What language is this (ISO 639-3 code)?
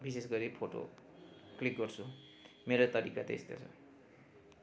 nep